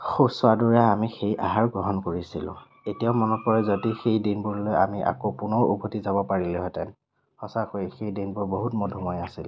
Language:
Assamese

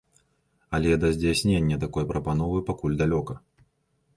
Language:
Belarusian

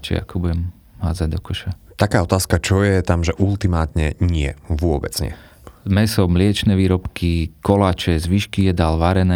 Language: Slovak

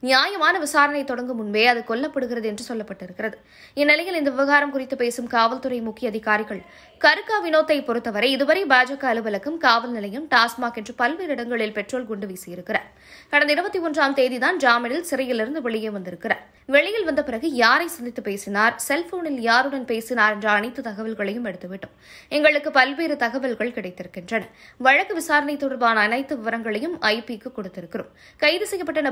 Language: Turkish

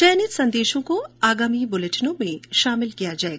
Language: Hindi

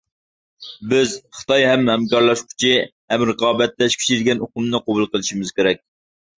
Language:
Uyghur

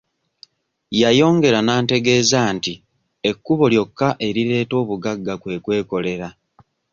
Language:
Ganda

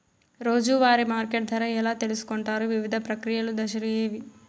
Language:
Telugu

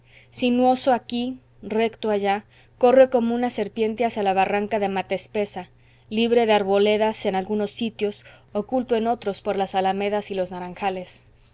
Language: Spanish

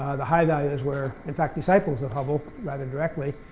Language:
English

